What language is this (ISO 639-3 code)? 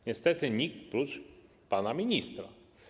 pol